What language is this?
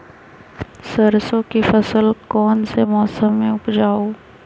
Magahi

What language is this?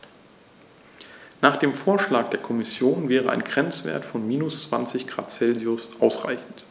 German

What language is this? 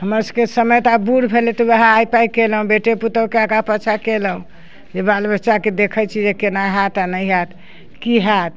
Maithili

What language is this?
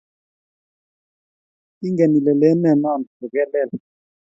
Kalenjin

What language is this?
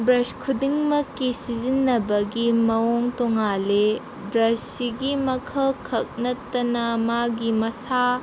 Manipuri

